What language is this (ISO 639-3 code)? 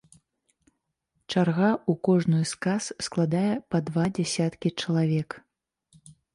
bel